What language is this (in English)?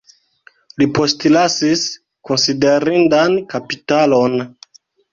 Esperanto